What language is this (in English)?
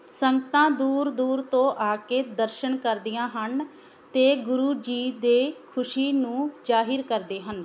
Punjabi